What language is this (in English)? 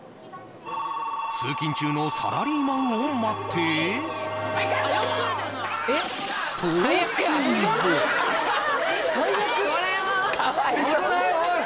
Japanese